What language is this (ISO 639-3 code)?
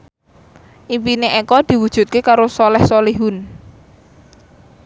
jav